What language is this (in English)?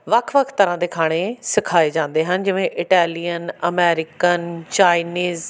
Punjabi